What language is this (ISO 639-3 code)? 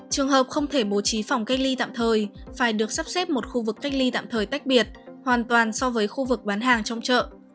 vie